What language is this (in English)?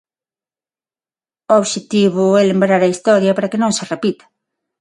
Galician